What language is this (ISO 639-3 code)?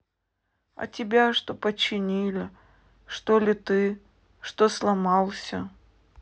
rus